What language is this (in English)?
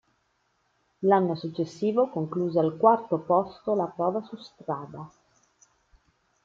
Italian